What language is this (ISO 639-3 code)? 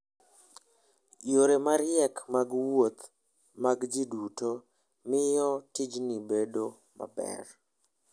luo